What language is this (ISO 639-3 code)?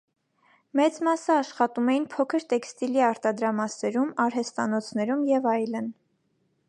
hye